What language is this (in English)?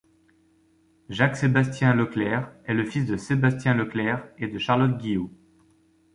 French